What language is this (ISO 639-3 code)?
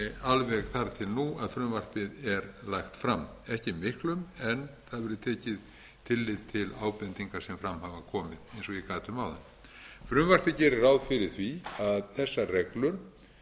isl